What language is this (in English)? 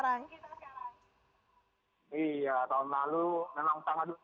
Indonesian